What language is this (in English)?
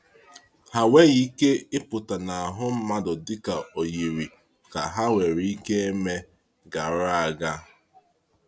Igbo